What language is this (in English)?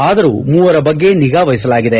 Kannada